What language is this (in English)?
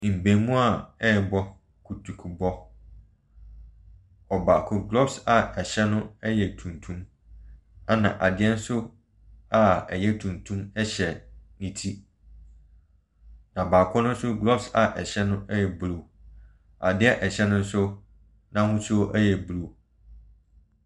Akan